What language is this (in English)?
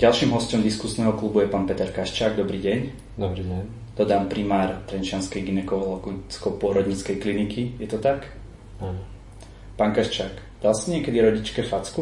Slovak